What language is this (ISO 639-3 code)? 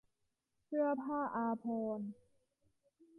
tha